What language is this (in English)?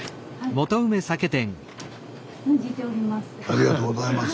Japanese